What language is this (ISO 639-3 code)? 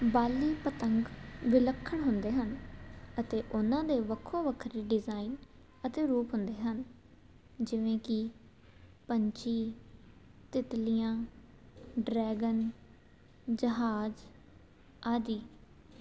pan